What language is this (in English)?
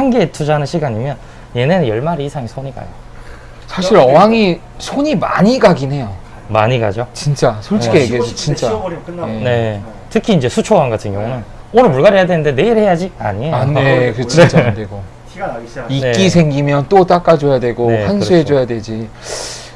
Korean